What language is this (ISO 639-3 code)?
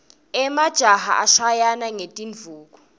ssw